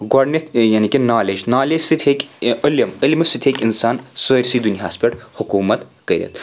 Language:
Kashmiri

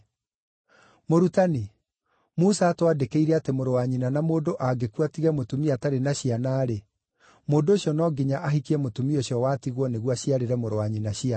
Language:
Kikuyu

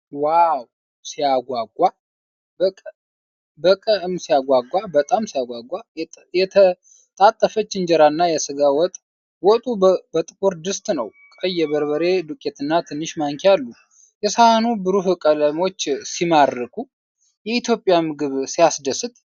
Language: Amharic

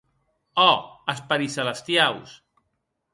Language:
Occitan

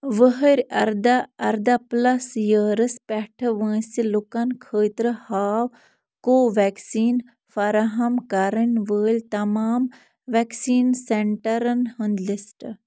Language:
Kashmiri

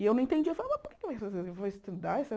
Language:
Portuguese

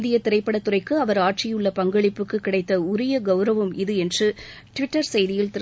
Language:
Tamil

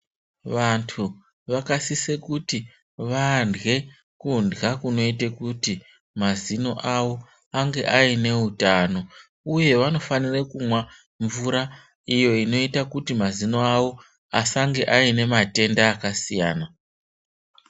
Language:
Ndau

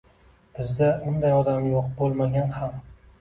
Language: Uzbek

